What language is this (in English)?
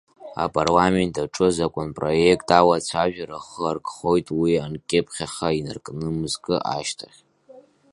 Abkhazian